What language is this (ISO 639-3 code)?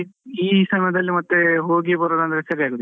kan